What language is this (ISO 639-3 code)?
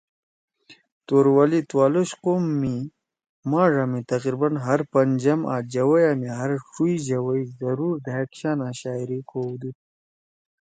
trw